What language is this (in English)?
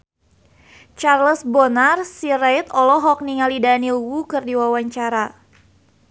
Sundanese